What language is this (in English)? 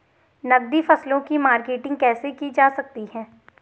Hindi